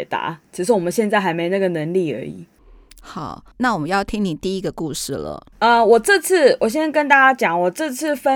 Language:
Chinese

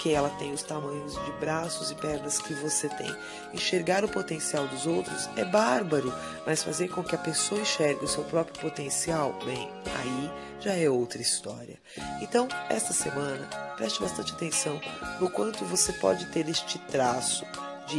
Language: Portuguese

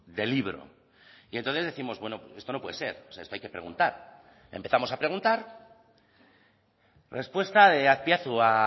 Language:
Spanish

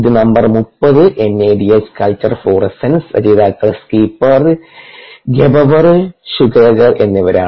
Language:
Malayalam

